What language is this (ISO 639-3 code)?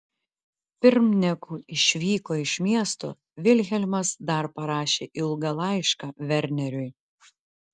lit